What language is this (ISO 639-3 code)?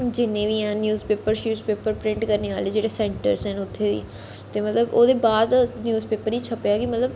doi